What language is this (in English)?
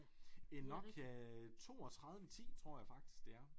Danish